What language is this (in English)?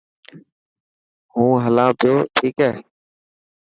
Dhatki